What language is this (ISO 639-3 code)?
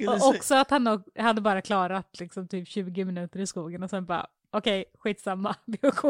swe